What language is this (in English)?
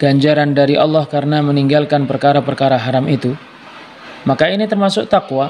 Indonesian